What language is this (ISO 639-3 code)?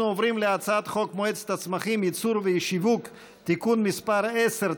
heb